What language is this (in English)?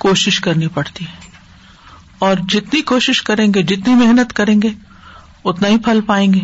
Urdu